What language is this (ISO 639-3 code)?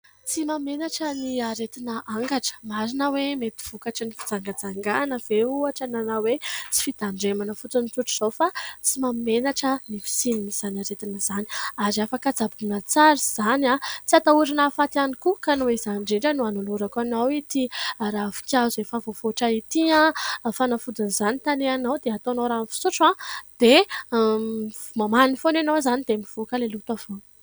mlg